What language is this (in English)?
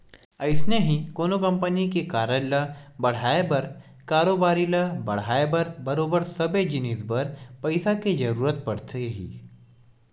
Chhattisgarhi